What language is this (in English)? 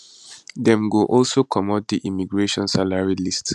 Nigerian Pidgin